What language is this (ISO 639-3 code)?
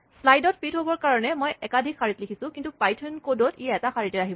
asm